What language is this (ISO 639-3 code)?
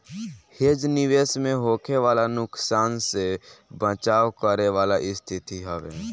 bho